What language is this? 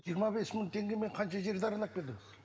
Kazakh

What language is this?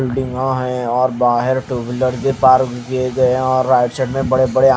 Hindi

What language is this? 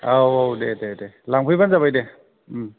Bodo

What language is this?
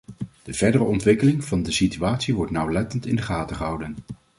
Dutch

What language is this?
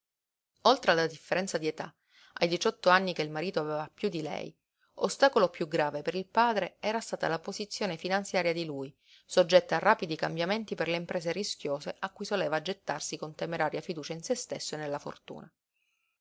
Italian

